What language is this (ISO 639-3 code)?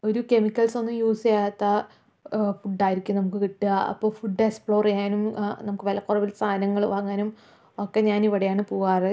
mal